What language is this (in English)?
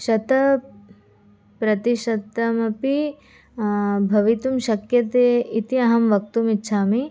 Sanskrit